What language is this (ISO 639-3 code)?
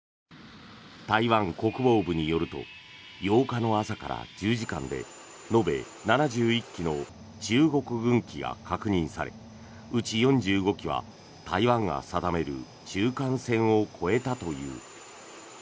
jpn